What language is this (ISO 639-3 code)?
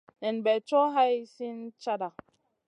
mcn